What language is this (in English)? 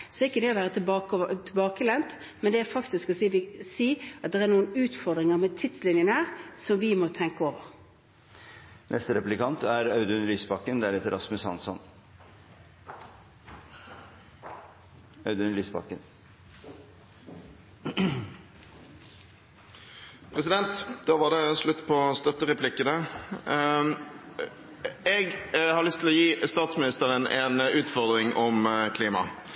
Norwegian Bokmål